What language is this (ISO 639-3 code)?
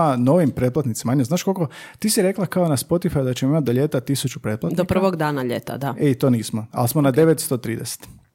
hrv